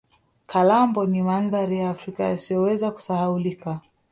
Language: Swahili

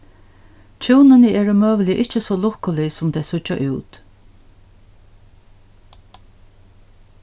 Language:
Faroese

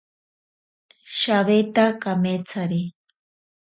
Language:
Ashéninka Perené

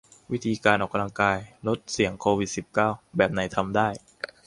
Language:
Thai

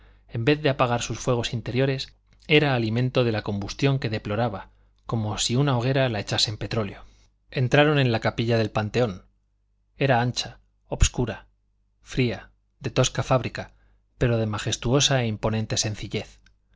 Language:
Spanish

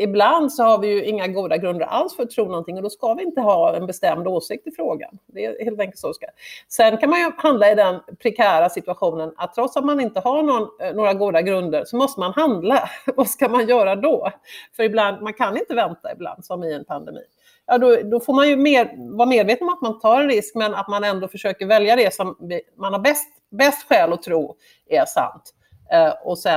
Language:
Swedish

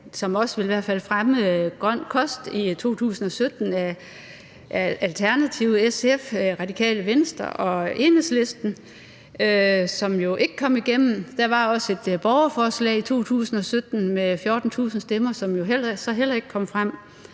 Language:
Danish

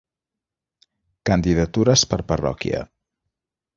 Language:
Catalan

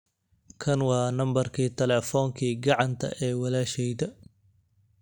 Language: Somali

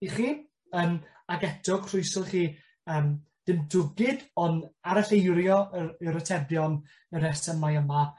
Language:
Welsh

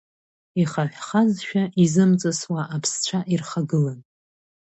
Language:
Abkhazian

